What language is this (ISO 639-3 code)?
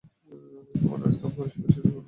ben